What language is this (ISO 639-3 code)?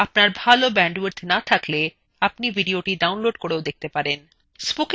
ben